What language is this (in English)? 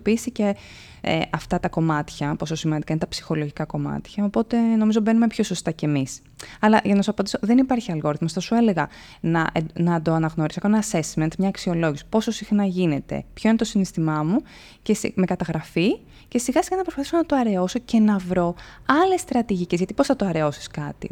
Greek